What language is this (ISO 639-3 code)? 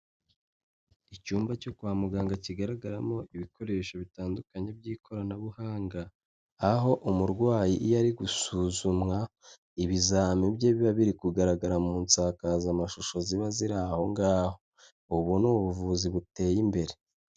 kin